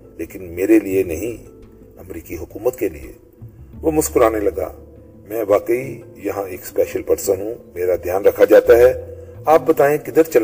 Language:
Urdu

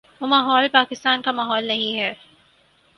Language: Urdu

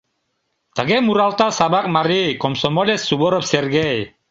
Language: Mari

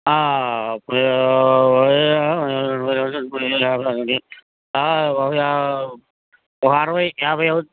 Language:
Telugu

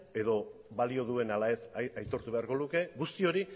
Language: Basque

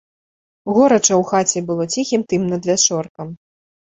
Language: Belarusian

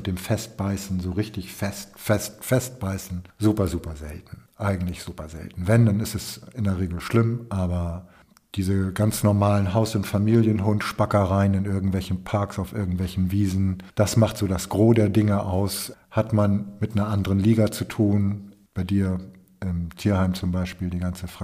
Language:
German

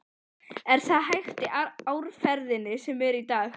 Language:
Icelandic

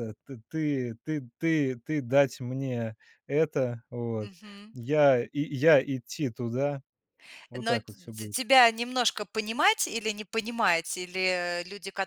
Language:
Russian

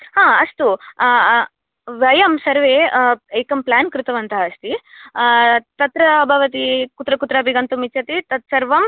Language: Sanskrit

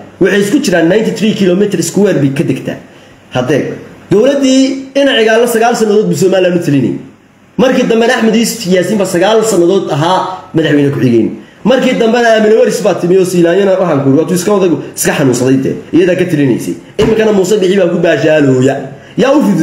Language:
Arabic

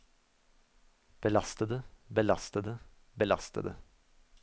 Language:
Norwegian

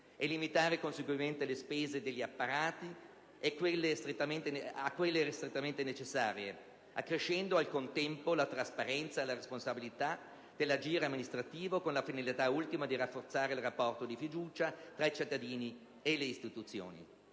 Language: Italian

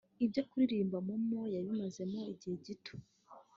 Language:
Kinyarwanda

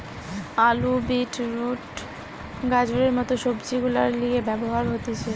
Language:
Bangla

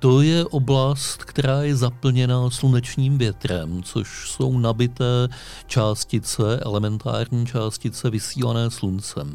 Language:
Czech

